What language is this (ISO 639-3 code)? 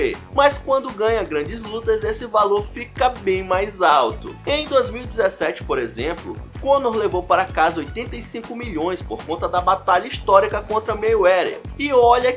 por